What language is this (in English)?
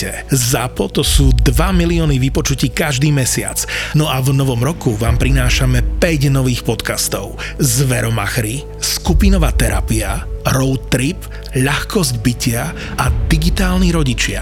Slovak